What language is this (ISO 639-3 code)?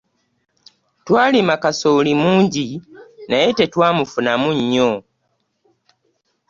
lug